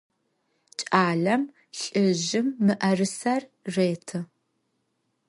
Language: Adyghe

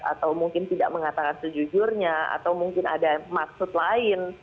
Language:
Indonesian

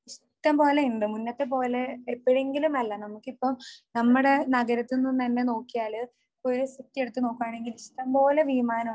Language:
Malayalam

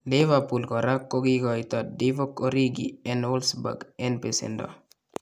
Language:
Kalenjin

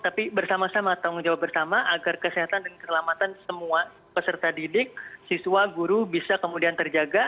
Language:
Indonesian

